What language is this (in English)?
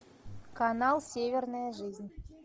Russian